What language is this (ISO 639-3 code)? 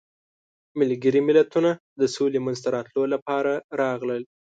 pus